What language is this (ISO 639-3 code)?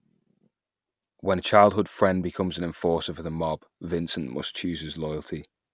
eng